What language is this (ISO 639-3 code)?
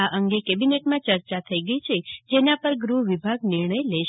guj